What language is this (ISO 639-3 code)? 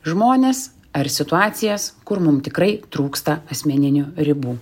lit